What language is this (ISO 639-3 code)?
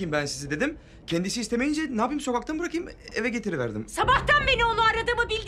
tur